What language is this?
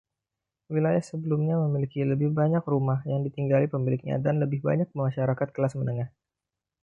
Indonesian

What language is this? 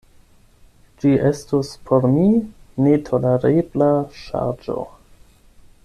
Esperanto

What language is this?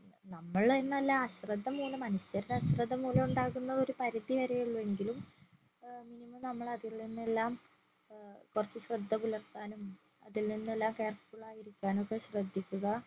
Malayalam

